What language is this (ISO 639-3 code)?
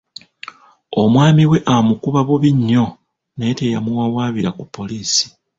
lug